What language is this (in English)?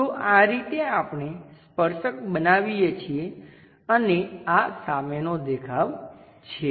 Gujarati